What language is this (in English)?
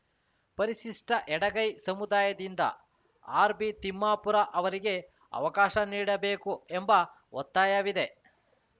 Kannada